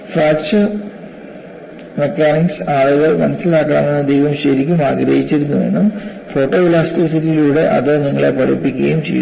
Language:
Malayalam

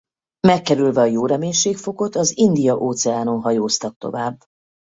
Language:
Hungarian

